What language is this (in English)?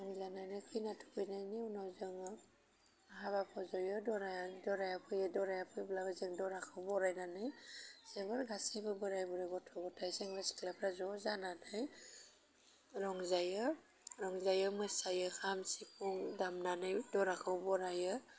Bodo